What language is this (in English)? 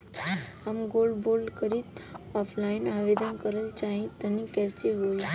Bhojpuri